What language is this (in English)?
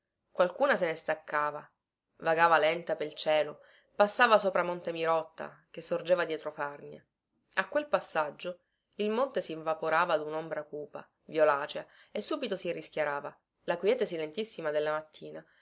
Italian